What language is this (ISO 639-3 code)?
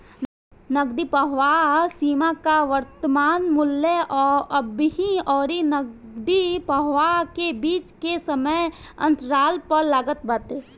bho